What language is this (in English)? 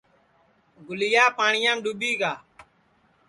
Sansi